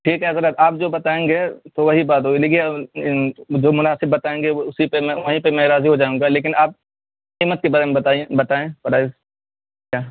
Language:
Urdu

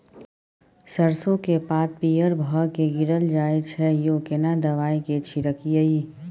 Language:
Maithili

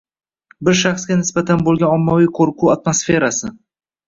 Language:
Uzbek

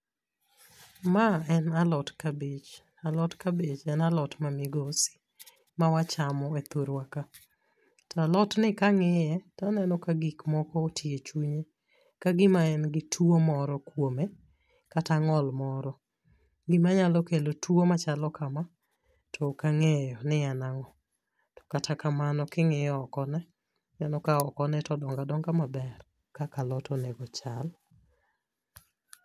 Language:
Luo (Kenya and Tanzania)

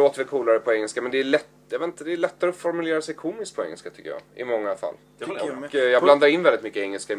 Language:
Swedish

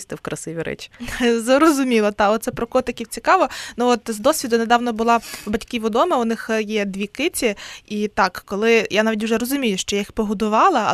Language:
Ukrainian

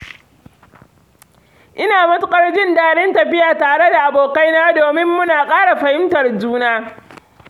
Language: Hausa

